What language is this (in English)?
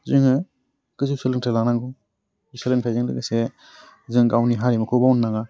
Bodo